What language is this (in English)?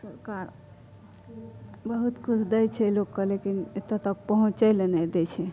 Maithili